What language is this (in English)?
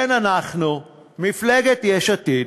Hebrew